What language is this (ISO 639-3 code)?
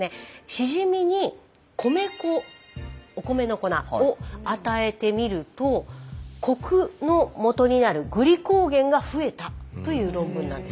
jpn